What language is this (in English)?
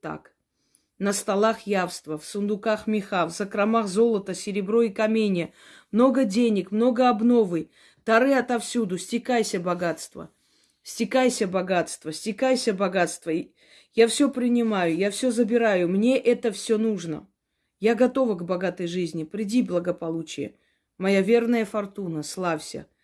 Russian